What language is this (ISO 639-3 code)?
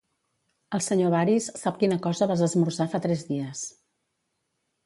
cat